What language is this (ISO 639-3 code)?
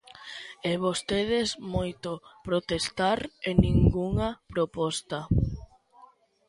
glg